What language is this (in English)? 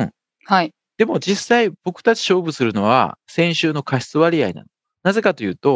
Japanese